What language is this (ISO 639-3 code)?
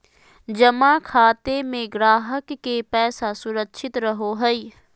mag